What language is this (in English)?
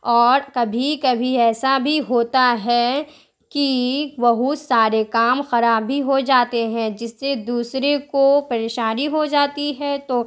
Urdu